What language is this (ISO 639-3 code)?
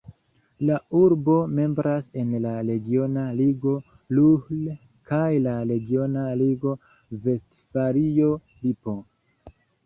epo